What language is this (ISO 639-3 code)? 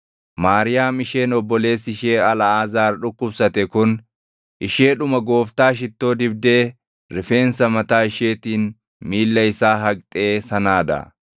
orm